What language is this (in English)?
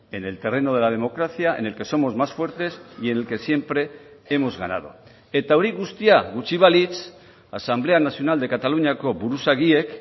Spanish